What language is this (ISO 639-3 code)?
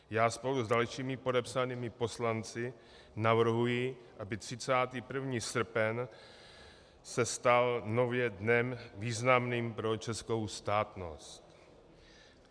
ces